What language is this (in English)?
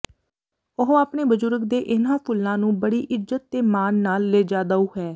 Punjabi